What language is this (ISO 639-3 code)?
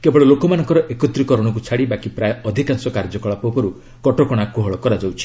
ori